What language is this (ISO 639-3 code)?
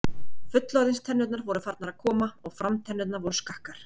isl